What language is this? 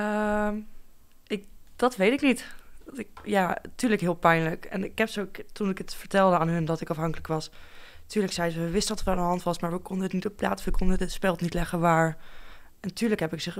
Dutch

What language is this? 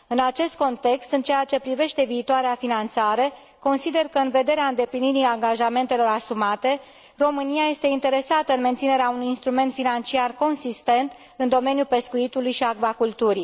Romanian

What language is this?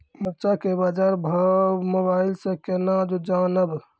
Maithili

